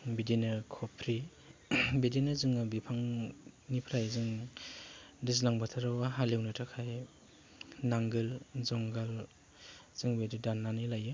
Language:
Bodo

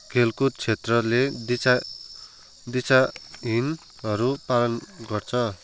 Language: Nepali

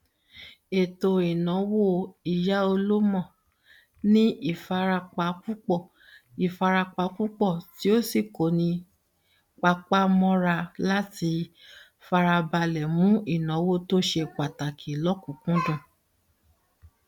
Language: Yoruba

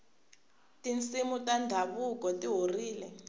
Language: Tsonga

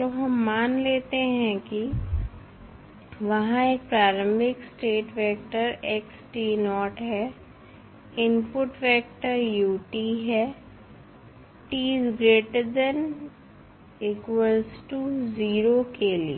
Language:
Hindi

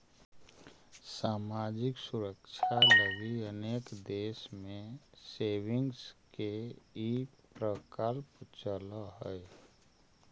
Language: Magahi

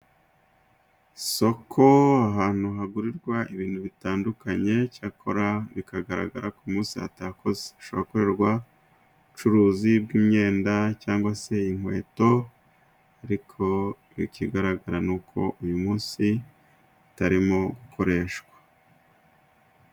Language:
Kinyarwanda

